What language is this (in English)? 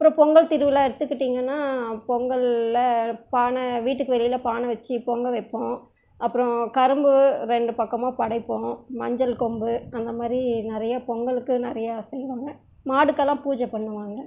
Tamil